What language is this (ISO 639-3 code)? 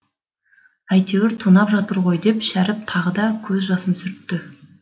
kaz